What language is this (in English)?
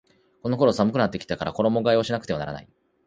Japanese